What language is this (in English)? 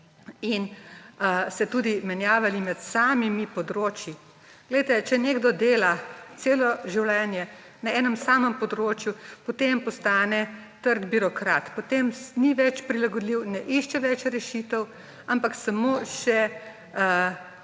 Slovenian